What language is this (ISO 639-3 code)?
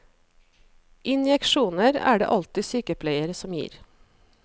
nor